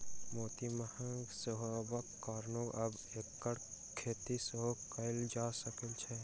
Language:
Maithili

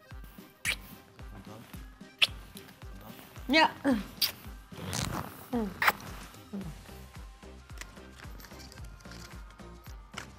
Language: Turkish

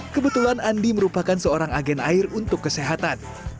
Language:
Indonesian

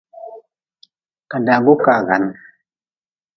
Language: Nawdm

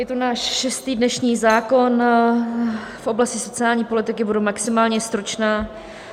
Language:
Czech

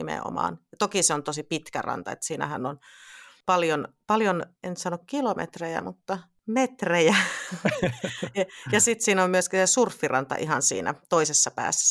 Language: Finnish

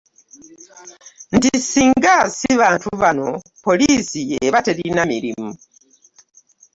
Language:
Ganda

